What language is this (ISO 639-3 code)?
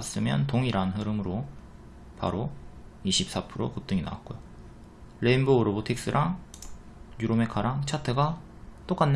kor